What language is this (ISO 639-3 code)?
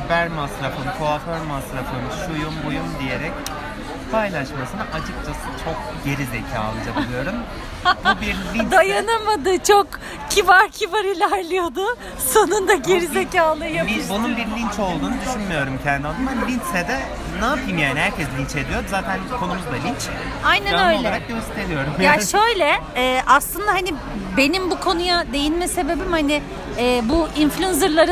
tur